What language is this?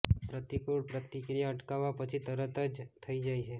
Gujarati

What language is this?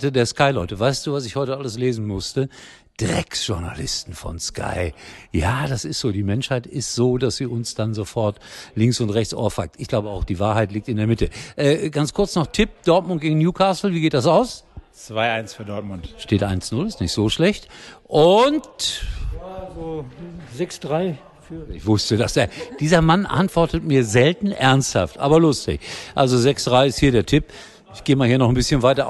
German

